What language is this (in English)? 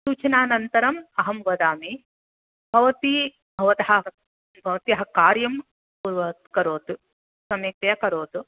Sanskrit